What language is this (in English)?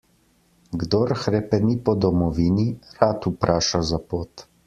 Slovenian